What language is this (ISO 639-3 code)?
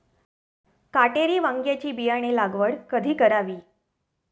mar